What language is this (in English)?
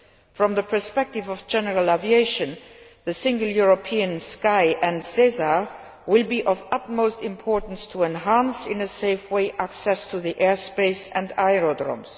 English